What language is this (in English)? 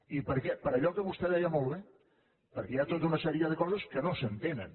Catalan